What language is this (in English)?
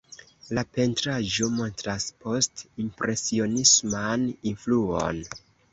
Esperanto